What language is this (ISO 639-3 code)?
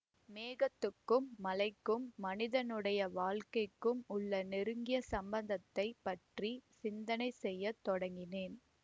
tam